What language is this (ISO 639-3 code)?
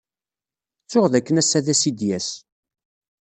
kab